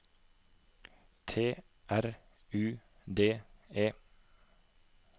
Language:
Norwegian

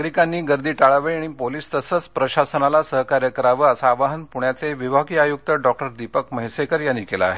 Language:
Marathi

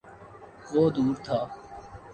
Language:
Urdu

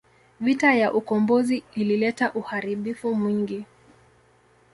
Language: Swahili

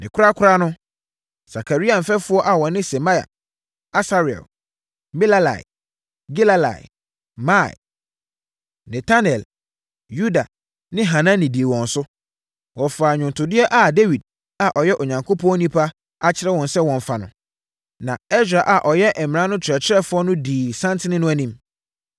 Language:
Akan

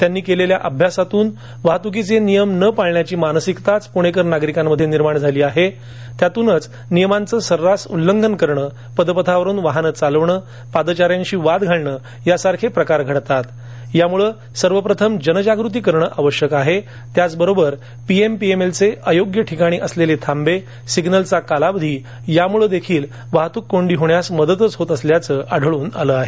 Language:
Marathi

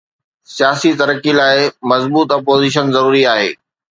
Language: Sindhi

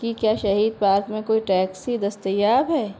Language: Urdu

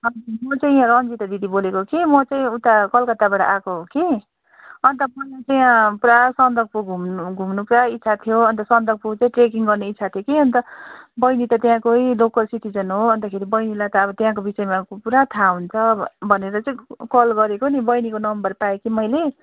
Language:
Nepali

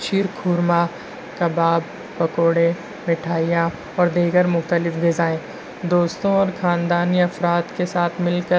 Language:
Urdu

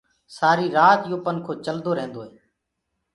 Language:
Gurgula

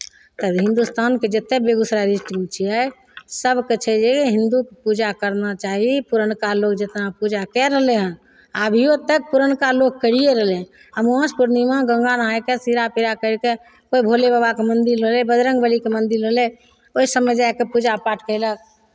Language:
Maithili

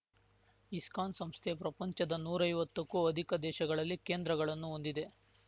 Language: Kannada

